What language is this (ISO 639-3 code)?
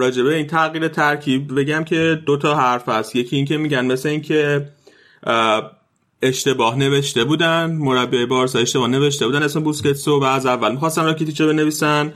fas